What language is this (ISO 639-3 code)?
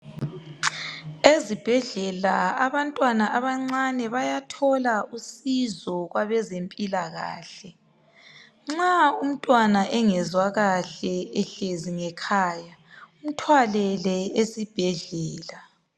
nde